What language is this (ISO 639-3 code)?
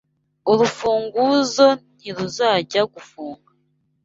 kin